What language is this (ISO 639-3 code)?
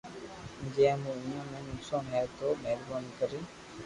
lrk